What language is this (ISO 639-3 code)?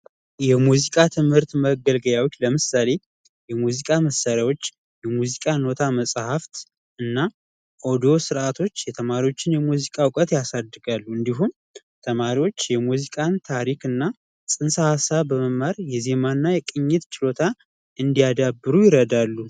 amh